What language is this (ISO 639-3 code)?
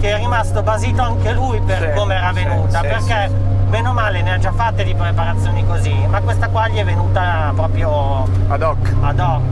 ita